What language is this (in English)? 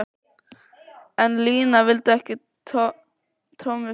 Icelandic